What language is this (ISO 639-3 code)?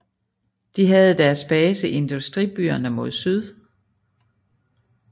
dan